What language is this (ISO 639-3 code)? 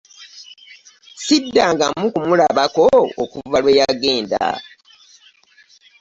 lug